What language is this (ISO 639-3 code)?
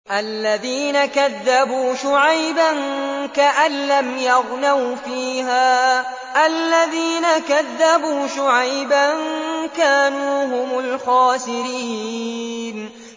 ara